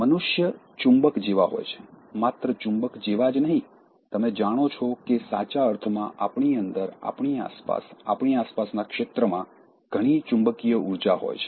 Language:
Gujarati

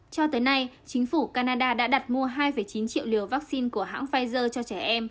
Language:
Vietnamese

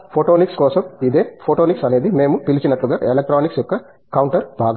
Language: Telugu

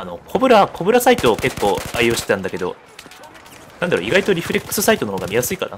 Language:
Japanese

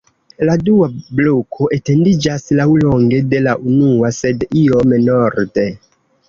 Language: Esperanto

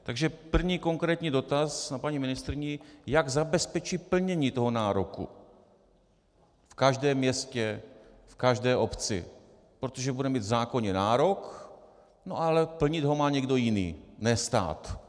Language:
Czech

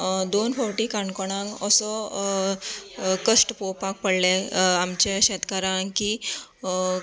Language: Konkani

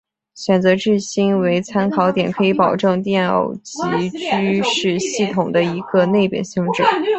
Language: Chinese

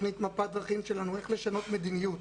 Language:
Hebrew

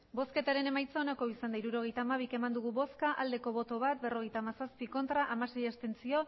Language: Basque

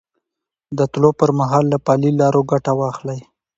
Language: Pashto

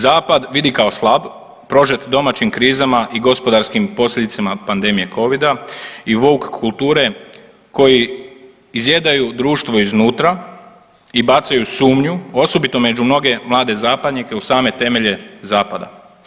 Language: Croatian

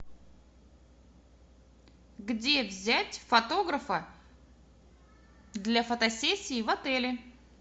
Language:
Russian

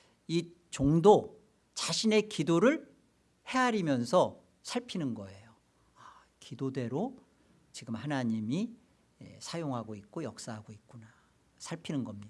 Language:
Korean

